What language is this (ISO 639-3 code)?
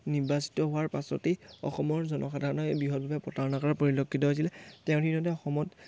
asm